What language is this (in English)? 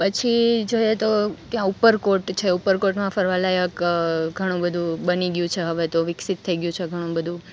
Gujarati